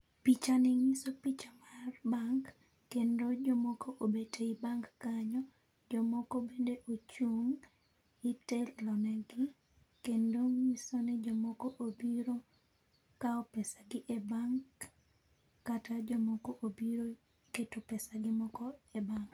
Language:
Luo (Kenya and Tanzania)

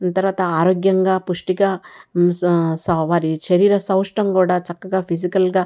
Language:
Telugu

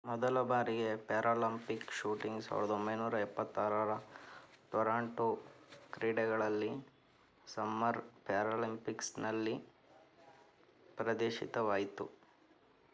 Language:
Kannada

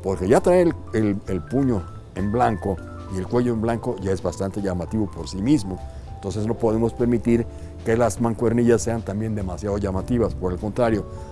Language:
Spanish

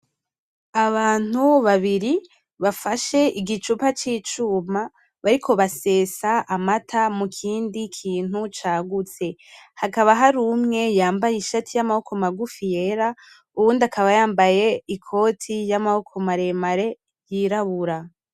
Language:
Rundi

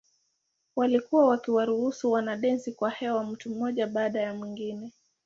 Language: Swahili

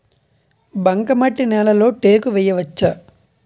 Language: Telugu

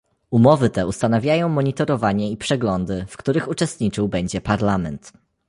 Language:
Polish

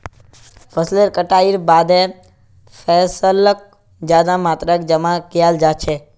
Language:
Magahi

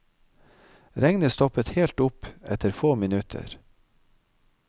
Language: Norwegian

